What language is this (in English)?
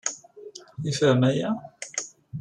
Kabyle